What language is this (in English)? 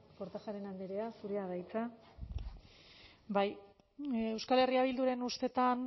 Basque